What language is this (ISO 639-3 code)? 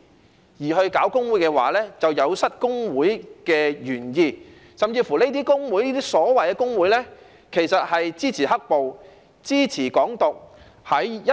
yue